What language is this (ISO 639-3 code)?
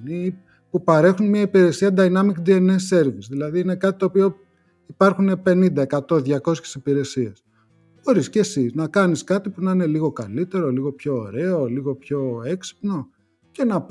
ell